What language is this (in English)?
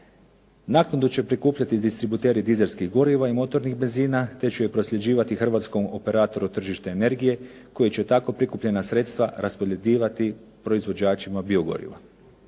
Croatian